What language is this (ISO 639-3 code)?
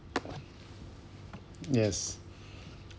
eng